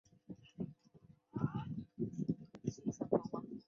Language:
Chinese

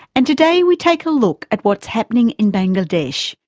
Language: English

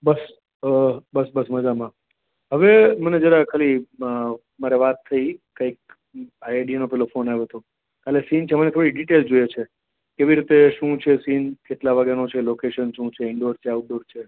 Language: Gujarati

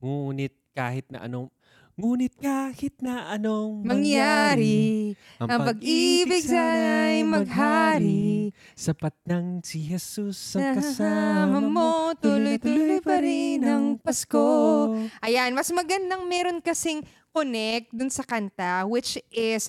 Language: Filipino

